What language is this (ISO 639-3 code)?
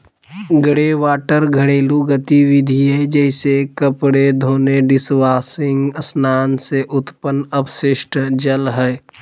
mag